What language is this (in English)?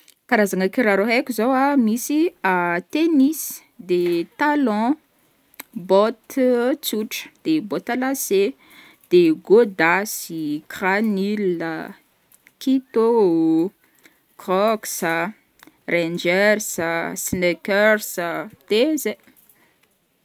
Northern Betsimisaraka Malagasy